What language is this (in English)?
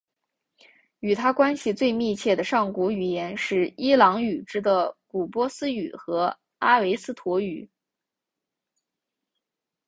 Chinese